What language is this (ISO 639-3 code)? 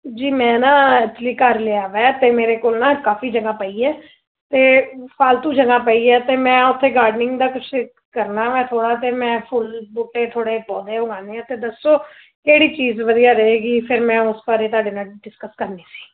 pan